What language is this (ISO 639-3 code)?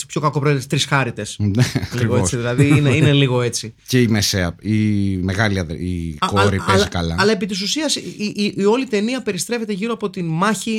ell